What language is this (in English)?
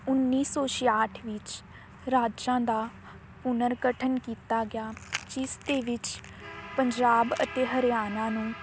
Punjabi